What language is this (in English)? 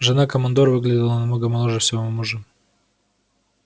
Russian